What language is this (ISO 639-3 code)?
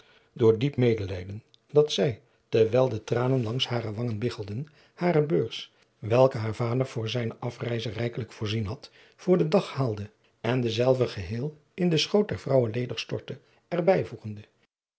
nld